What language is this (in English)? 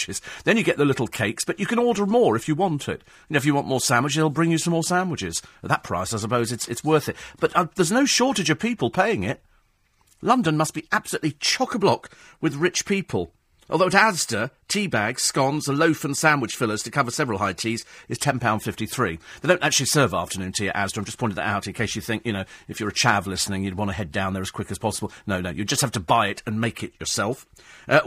English